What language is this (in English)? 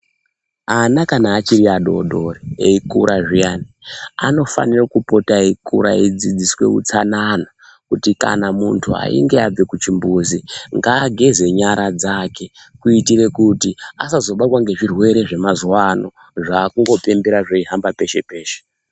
Ndau